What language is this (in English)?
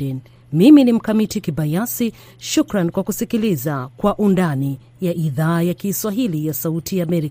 Swahili